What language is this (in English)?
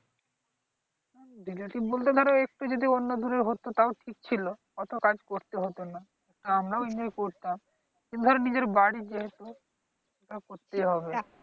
Bangla